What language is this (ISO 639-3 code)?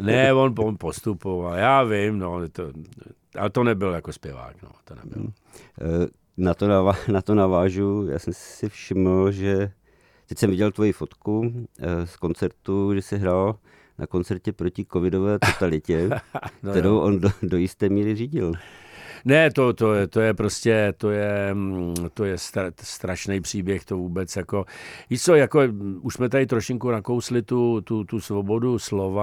ces